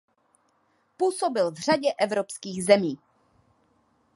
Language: Czech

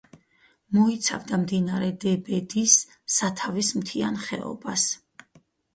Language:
Georgian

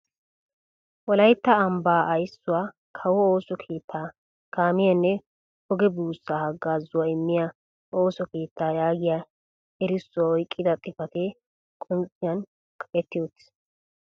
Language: Wolaytta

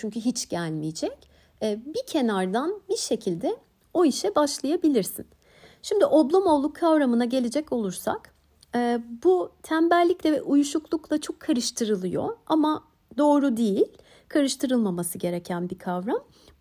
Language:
Turkish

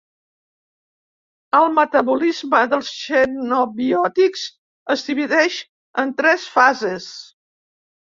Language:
Catalan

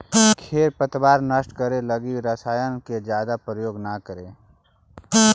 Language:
Magahi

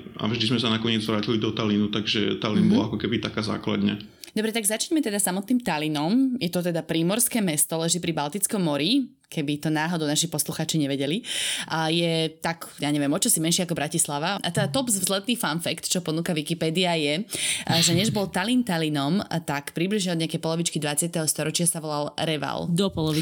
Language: Slovak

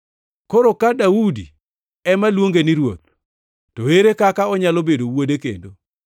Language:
Luo (Kenya and Tanzania)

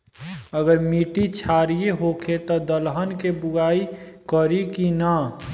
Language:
Bhojpuri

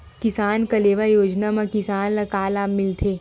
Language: Chhattisgarhi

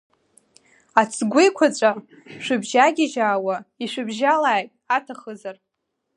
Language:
Abkhazian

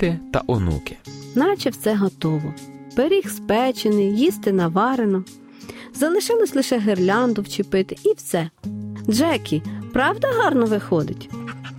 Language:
Ukrainian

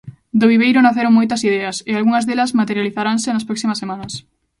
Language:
Galician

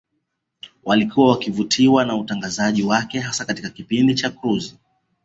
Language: Swahili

